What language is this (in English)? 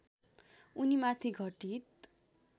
Nepali